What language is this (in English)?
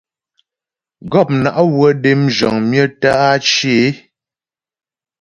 Ghomala